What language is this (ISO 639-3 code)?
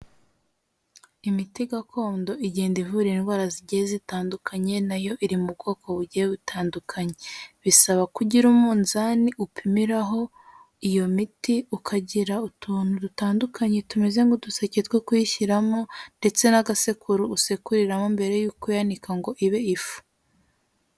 kin